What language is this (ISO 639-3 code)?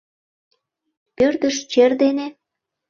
chm